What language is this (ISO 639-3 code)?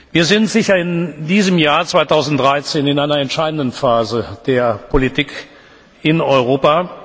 deu